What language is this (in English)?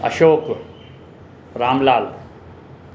Sindhi